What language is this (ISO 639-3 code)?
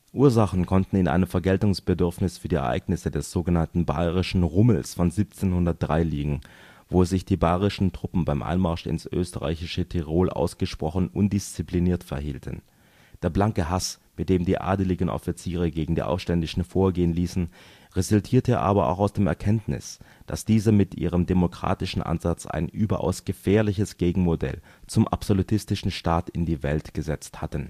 deu